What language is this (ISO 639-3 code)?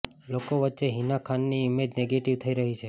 guj